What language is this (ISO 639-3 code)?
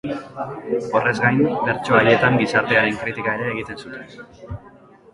eus